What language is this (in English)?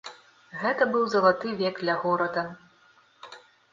Belarusian